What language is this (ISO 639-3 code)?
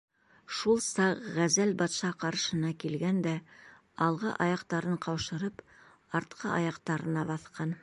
bak